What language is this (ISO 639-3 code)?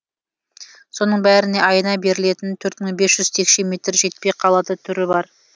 kaz